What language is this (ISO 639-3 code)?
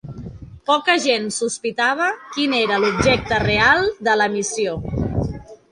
cat